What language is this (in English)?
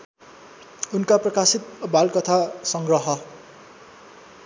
Nepali